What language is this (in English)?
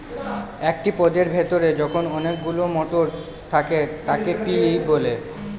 Bangla